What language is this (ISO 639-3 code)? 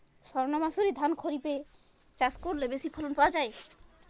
ben